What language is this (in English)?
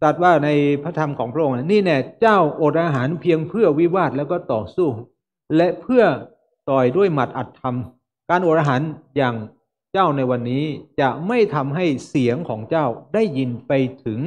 Thai